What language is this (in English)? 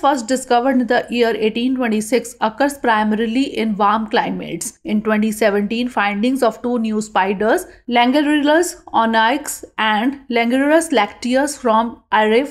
English